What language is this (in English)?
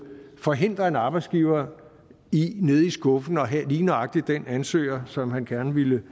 Danish